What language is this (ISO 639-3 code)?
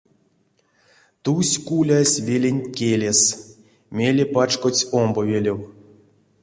myv